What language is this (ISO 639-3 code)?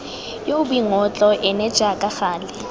tsn